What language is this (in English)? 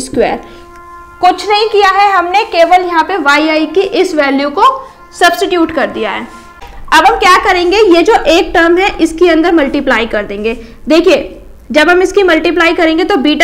Hindi